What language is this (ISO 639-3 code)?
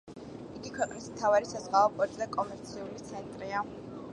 kat